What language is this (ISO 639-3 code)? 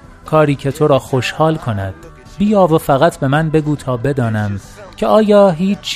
fas